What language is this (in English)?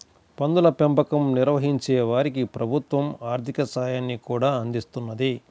Telugu